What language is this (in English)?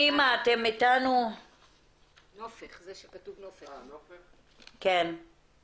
Hebrew